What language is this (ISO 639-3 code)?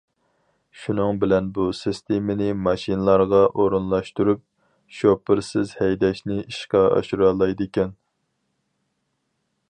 uig